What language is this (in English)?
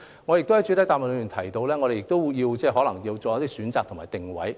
Cantonese